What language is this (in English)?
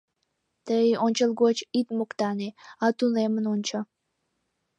Mari